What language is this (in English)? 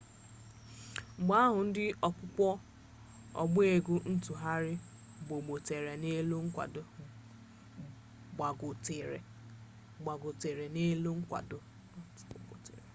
Igbo